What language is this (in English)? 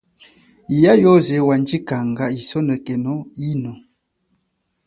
Chokwe